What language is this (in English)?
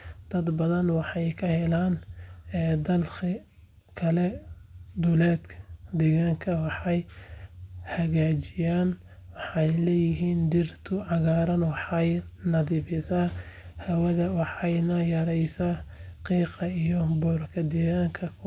Somali